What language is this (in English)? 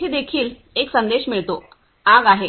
Marathi